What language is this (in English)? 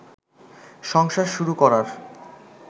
Bangla